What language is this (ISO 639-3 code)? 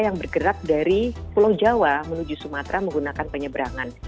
ind